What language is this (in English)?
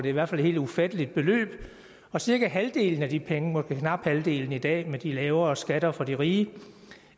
Danish